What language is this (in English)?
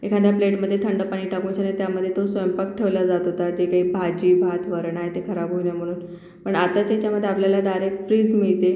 Marathi